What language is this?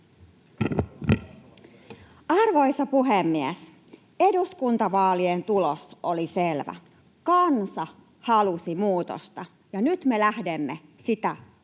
Finnish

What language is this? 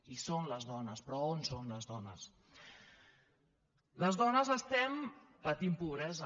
Catalan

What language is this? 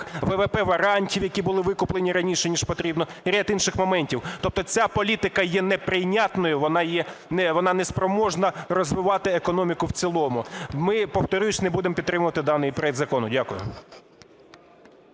Ukrainian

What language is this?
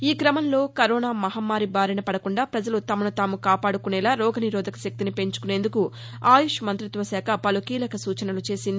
Telugu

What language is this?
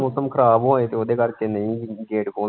Punjabi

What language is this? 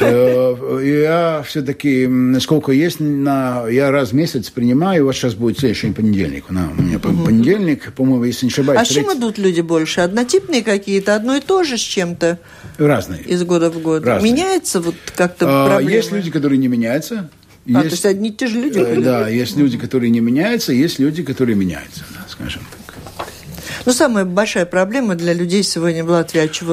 Russian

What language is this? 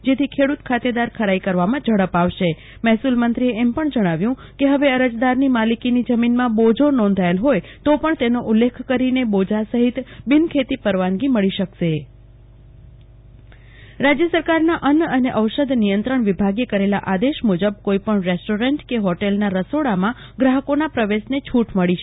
Gujarati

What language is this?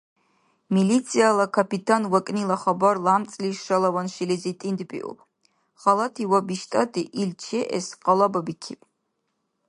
Dargwa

